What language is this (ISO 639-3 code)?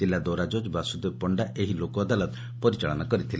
ori